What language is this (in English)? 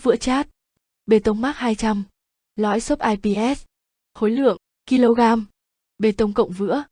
Vietnamese